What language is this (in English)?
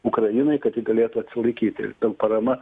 Lithuanian